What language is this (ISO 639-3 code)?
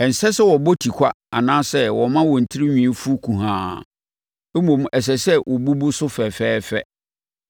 aka